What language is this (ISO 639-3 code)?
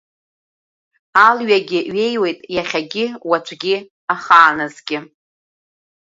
abk